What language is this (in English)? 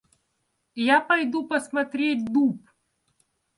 Russian